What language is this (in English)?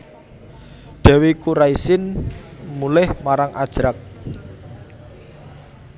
Javanese